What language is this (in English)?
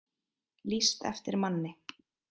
Icelandic